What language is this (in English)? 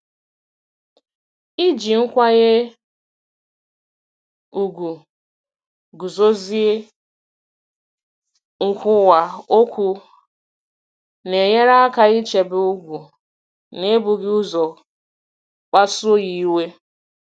Igbo